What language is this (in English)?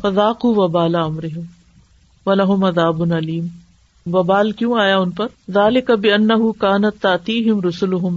Urdu